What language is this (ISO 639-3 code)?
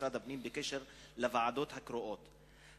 heb